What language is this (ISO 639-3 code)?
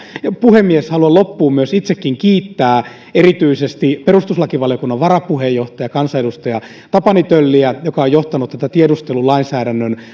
fin